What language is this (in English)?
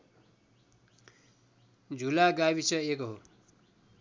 Nepali